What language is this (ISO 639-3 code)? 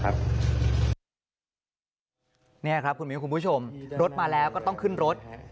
tha